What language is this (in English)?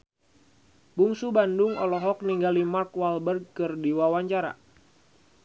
Sundanese